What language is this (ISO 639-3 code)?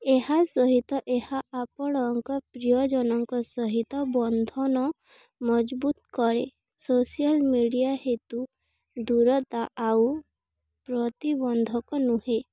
ori